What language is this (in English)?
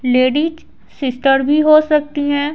Hindi